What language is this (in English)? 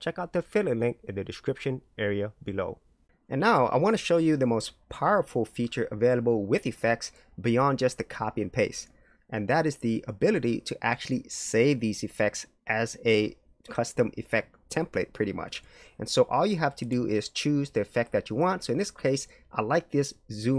English